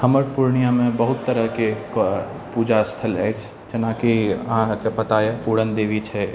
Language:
Maithili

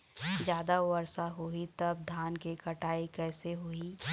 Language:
Chhattisgarhi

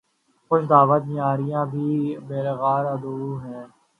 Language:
Urdu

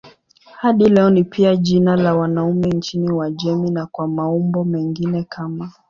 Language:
Swahili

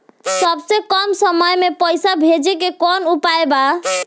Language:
Bhojpuri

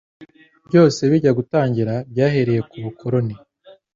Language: Kinyarwanda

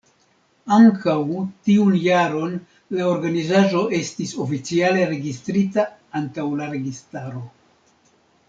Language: Esperanto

